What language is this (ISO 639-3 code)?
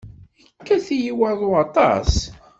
kab